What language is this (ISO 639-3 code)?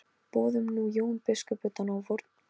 isl